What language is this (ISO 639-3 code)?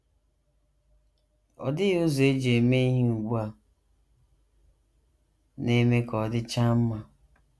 ibo